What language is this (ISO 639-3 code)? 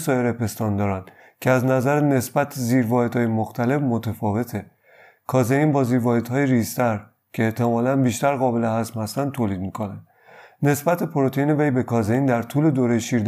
fas